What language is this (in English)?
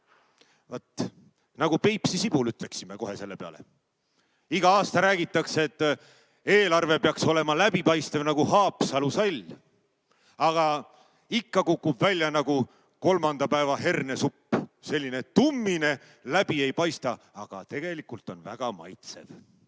Estonian